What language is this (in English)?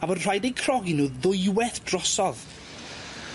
Welsh